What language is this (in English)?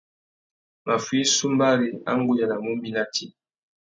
Tuki